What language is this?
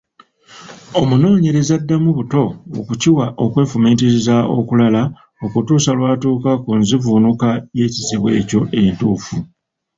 Ganda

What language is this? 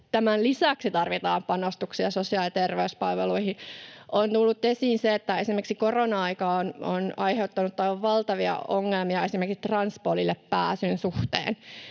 Finnish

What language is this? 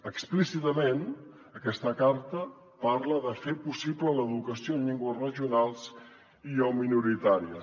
Catalan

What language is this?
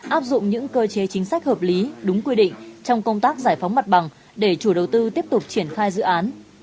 Vietnamese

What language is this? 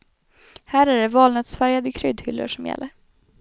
Swedish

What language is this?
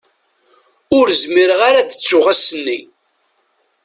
Kabyle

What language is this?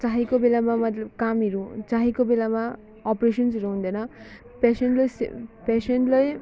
Nepali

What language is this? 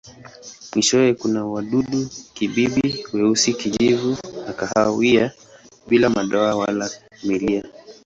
Swahili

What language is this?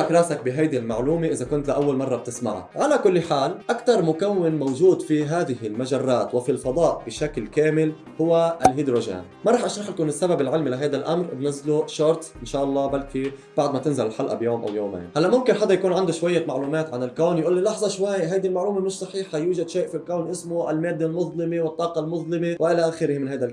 Arabic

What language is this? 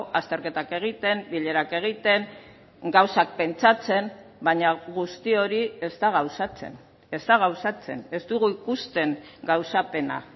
Basque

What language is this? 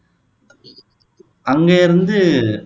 Tamil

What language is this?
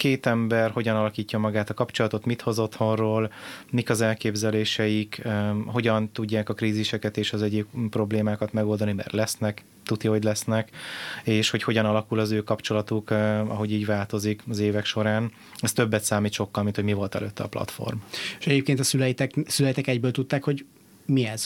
Hungarian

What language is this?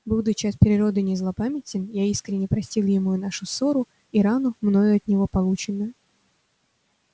Russian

